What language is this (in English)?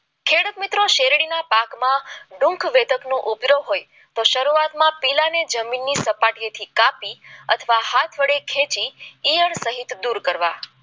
Gujarati